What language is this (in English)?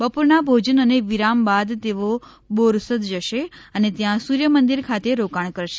Gujarati